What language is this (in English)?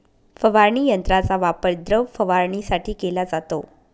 Marathi